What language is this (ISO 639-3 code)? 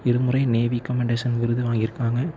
tam